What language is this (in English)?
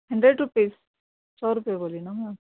Urdu